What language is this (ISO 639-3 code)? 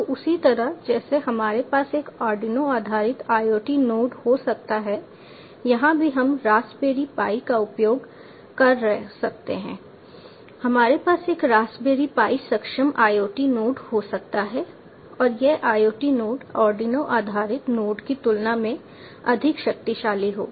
hin